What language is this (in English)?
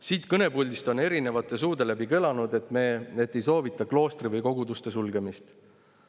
Estonian